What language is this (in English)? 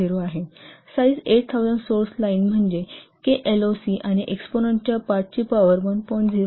Marathi